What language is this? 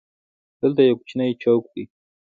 Pashto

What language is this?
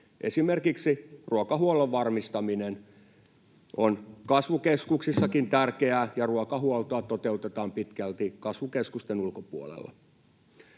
Finnish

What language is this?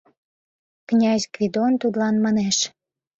Mari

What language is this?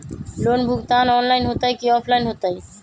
Magahi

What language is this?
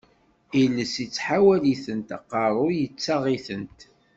Kabyle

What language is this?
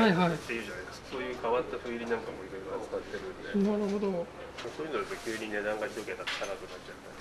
Japanese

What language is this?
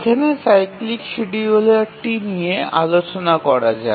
Bangla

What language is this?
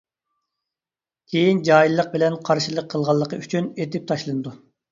Uyghur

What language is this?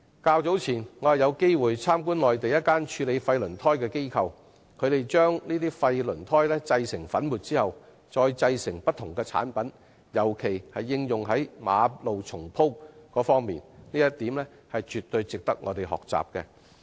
Cantonese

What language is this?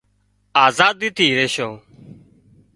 Wadiyara Koli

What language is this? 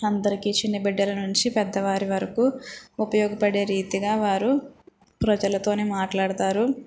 Telugu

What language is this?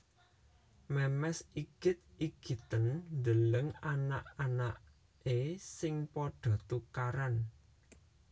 Javanese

